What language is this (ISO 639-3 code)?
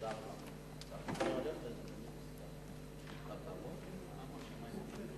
heb